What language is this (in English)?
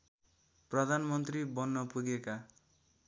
Nepali